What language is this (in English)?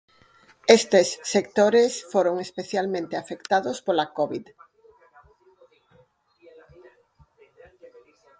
Galician